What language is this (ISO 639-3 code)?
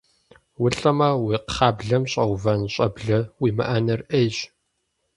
kbd